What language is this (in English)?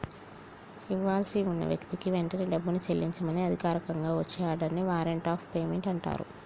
Telugu